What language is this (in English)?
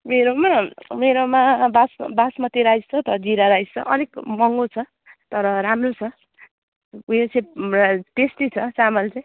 Nepali